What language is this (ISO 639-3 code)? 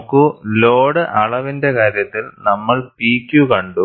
mal